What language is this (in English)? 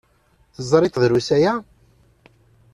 Kabyle